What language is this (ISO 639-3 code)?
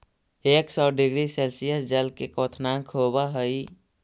mag